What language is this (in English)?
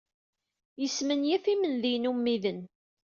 Kabyle